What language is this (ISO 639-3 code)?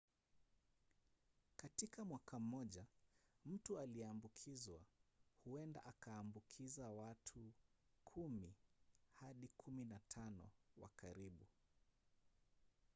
swa